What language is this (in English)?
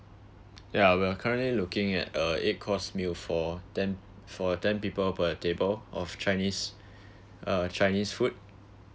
English